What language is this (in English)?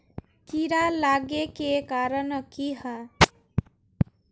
Magahi